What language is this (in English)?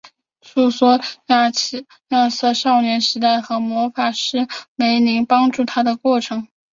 Chinese